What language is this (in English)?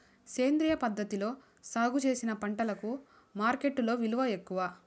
Telugu